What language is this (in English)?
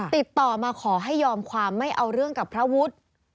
Thai